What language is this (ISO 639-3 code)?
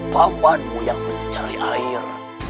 ind